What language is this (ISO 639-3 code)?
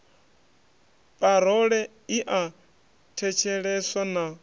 ven